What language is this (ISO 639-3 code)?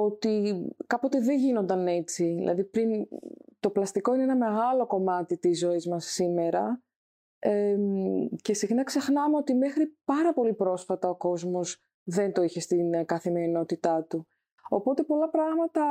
ell